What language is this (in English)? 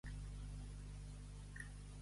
Catalan